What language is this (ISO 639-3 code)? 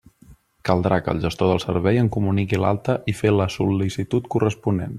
cat